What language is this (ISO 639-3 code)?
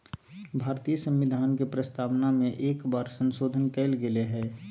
mag